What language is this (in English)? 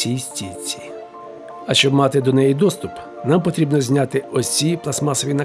Ukrainian